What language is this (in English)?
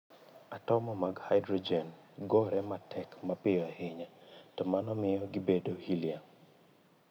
Luo (Kenya and Tanzania)